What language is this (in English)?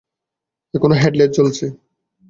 Bangla